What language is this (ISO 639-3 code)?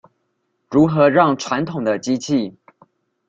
zho